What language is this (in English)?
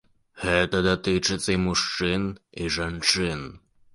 Belarusian